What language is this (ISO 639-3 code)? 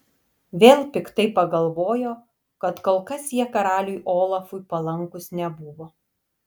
lit